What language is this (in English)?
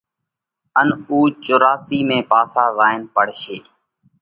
Parkari Koli